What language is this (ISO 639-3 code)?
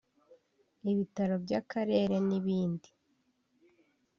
kin